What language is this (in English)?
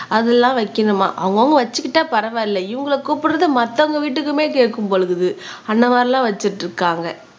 Tamil